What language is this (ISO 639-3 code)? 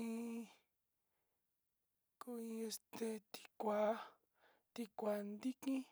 xti